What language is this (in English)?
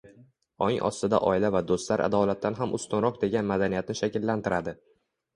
Uzbek